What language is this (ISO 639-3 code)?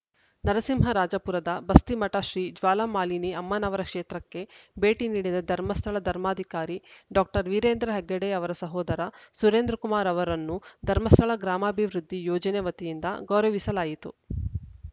kan